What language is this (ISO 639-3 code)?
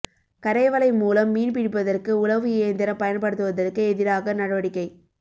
tam